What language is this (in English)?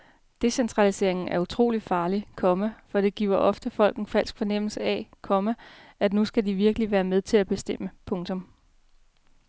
Danish